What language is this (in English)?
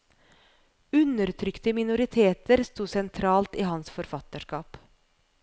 Norwegian